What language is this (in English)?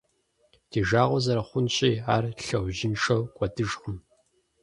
Kabardian